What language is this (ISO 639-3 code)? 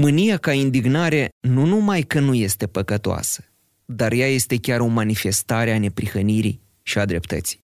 ron